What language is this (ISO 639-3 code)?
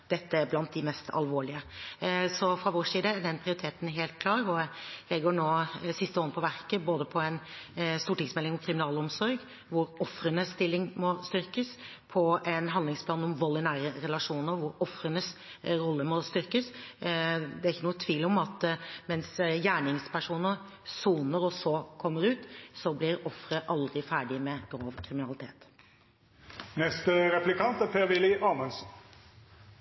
nob